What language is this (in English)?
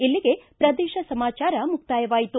Kannada